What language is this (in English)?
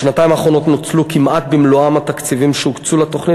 Hebrew